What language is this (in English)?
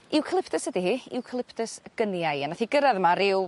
Welsh